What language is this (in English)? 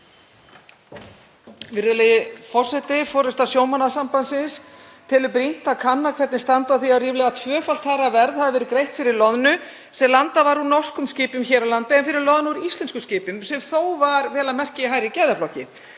Icelandic